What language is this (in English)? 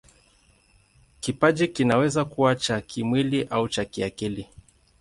Swahili